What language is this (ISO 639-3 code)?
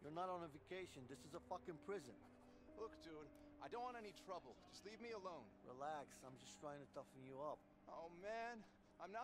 tur